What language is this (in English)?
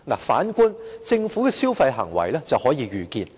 Cantonese